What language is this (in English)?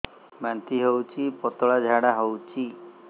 Odia